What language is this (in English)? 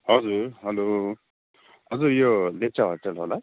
Nepali